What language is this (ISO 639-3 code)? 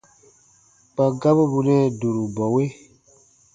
bba